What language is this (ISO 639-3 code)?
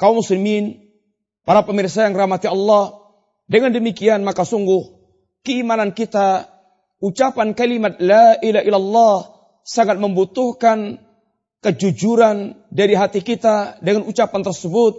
msa